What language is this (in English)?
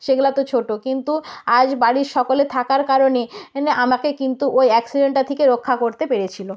Bangla